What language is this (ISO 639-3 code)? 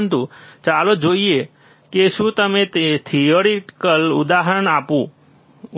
guj